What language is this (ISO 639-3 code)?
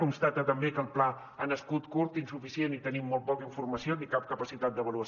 cat